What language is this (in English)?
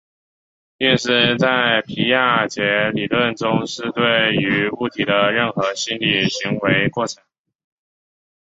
Chinese